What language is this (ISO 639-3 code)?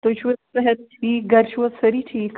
kas